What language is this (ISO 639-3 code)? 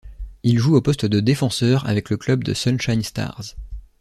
fra